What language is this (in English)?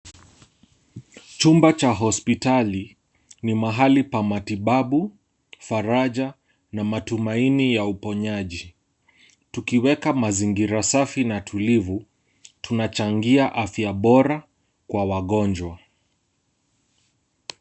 Swahili